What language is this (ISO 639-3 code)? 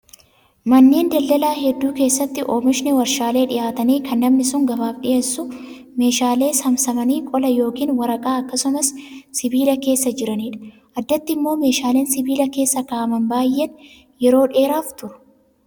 orm